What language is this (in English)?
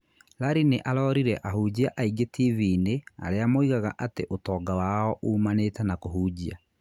Kikuyu